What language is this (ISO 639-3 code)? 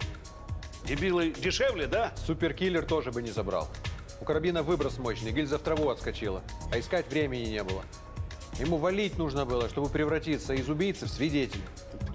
rus